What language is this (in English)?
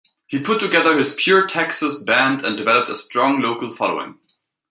English